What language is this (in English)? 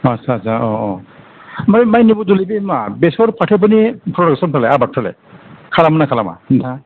Bodo